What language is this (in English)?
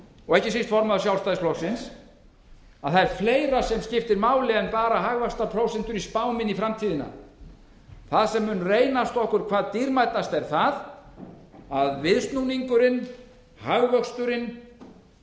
Icelandic